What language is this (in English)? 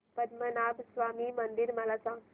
Marathi